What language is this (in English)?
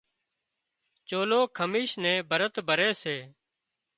Wadiyara Koli